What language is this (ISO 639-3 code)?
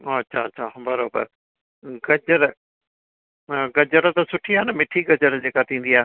snd